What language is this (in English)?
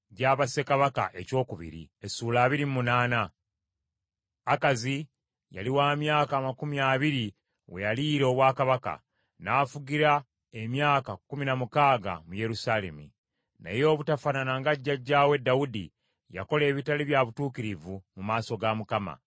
Ganda